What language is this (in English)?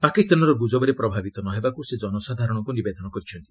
Odia